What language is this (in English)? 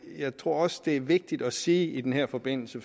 Danish